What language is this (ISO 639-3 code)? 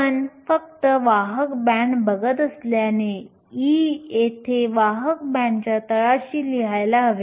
mar